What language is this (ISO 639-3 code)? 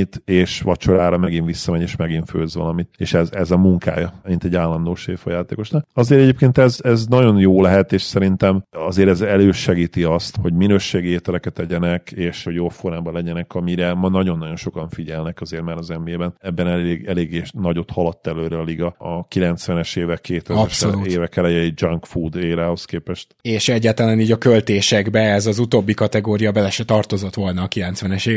hun